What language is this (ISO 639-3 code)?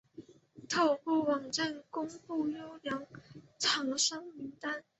zho